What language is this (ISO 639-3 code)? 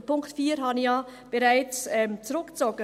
gsw